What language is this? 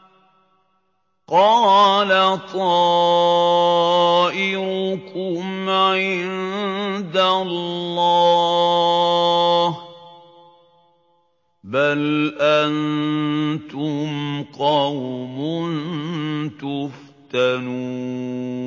Arabic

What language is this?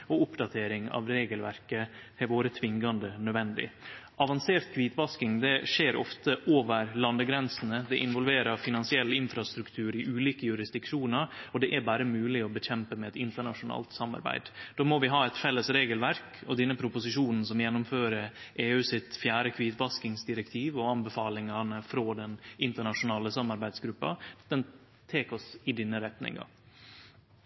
Norwegian Nynorsk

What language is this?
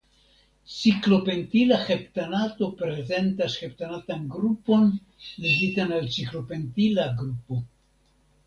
Esperanto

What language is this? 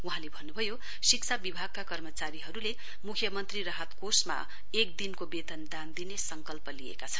Nepali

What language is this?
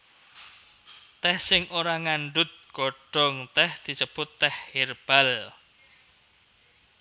Javanese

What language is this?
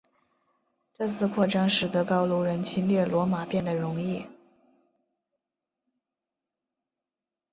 Chinese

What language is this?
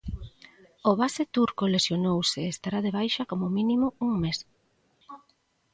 Galician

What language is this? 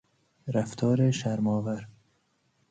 Persian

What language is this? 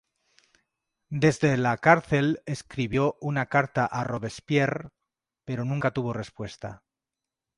Spanish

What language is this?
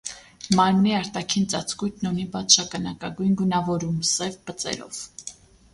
Armenian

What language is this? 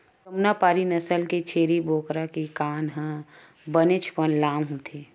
Chhattisgarhi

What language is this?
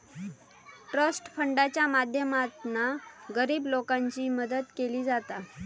Marathi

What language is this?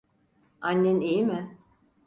Turkish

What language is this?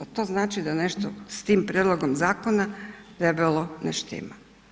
Croatian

